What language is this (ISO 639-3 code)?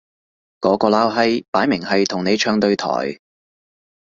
yue